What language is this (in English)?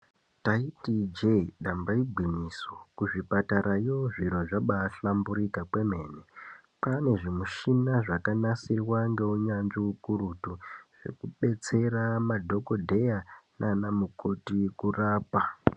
Ndau